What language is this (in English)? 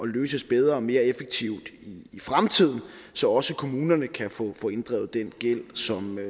Danish